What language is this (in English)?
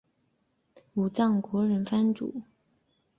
Chinese